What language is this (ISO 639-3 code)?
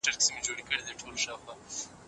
pus